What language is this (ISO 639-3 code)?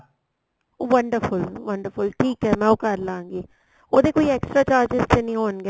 pan